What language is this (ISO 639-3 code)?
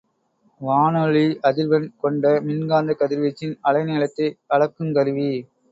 tam